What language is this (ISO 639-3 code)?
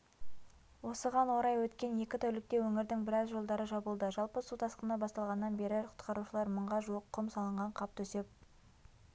kaz